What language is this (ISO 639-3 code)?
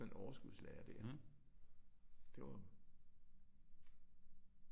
dan